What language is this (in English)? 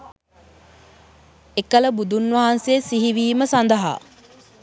Sinhala